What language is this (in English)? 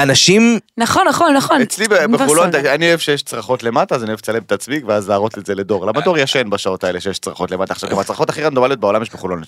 Hebrew